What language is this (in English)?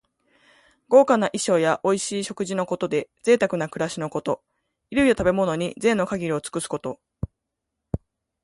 Japanese